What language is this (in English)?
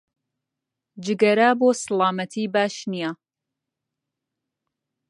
Central Kurdish